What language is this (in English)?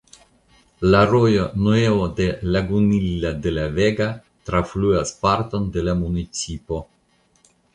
Esperanto